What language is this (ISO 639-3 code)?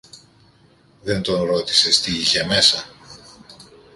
ell